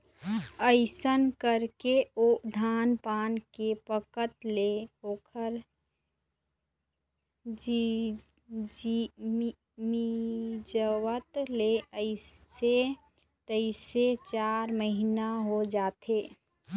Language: Chhattisgarhi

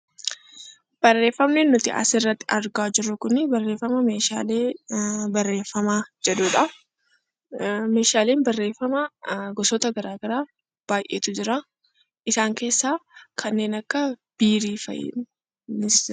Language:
Oromo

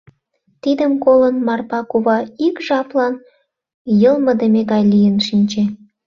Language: Mari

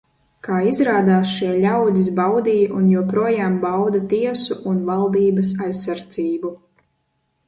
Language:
Latvian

